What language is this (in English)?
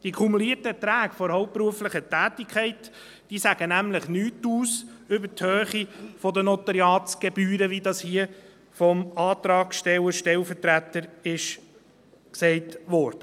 Swiss German